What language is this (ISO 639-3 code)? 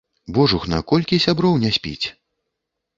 bel